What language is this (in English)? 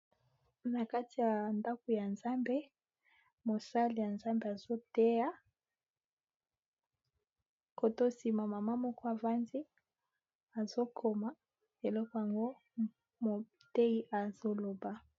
Lingala